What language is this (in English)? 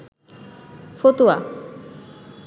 Bangla